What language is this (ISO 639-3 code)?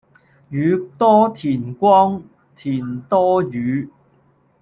yue